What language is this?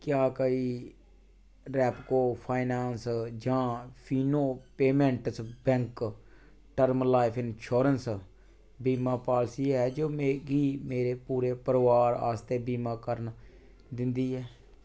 Dogri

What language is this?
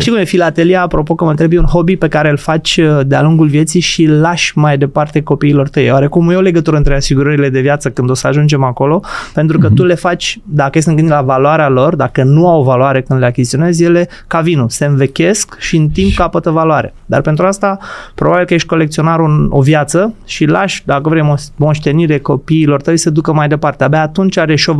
Romanian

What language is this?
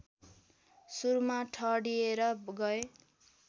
Nepali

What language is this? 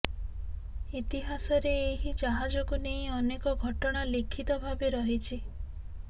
Odia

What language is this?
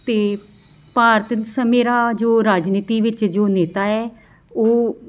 Punjabi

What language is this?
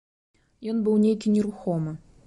Belarusian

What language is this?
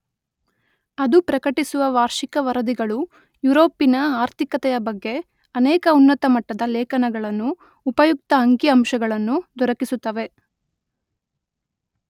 Kannada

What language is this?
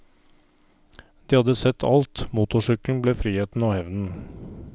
Norwegian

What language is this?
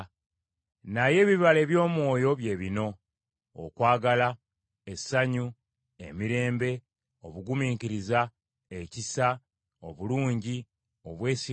Ganda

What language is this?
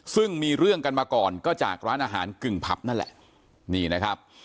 Thai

